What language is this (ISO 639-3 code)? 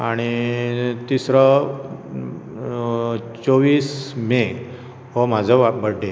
kok